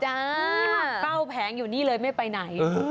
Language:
Thai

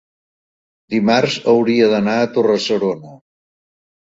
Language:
Catalan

